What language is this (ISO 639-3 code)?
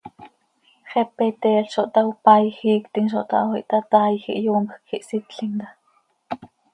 sei